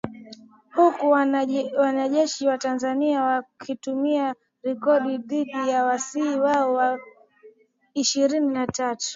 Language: Swahili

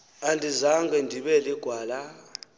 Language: Xhosa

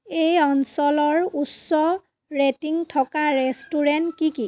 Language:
Assamese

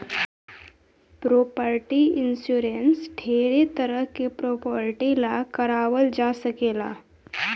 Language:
Bhojpuri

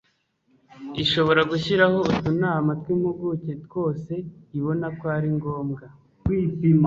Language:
Kinyarwanda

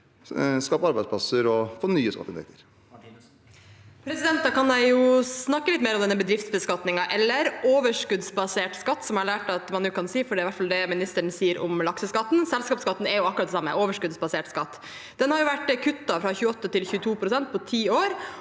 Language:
Norwegian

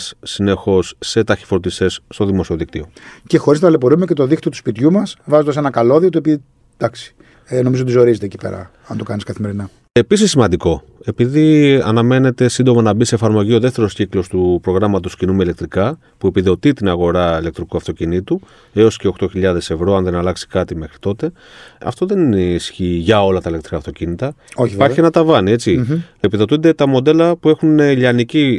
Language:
Greek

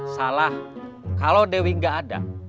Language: Indonesian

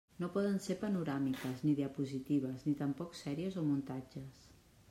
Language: Catalan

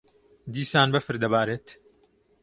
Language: Central Kurdish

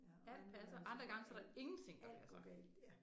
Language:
Danish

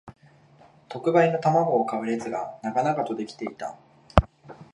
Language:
Japanese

